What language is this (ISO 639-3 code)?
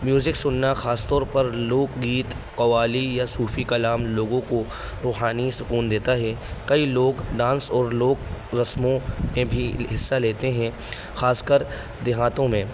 urd